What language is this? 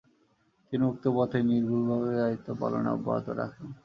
Bangla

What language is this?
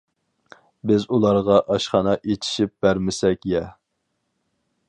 Uyghur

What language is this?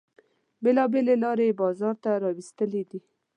Pashto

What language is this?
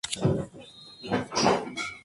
Spanish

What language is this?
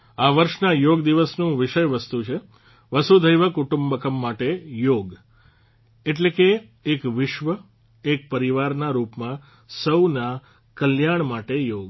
Gujarati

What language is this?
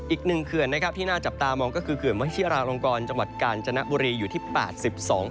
Thai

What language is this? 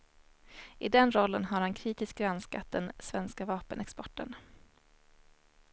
Swedish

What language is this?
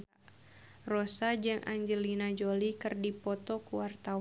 Sundanese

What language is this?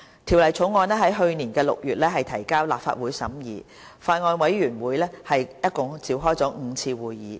Cantonese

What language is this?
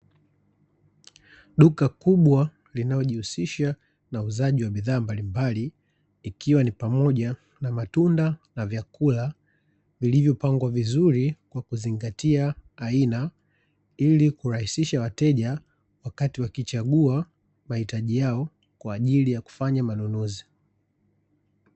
Swahili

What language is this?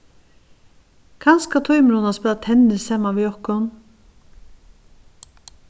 Faroese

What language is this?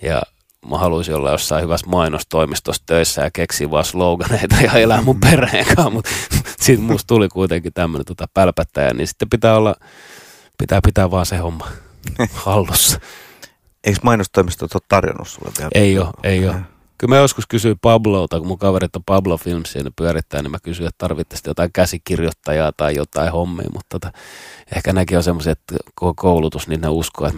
Finnish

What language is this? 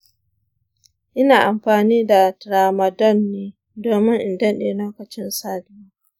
Hausa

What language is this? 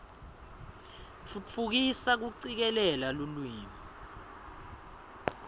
Swati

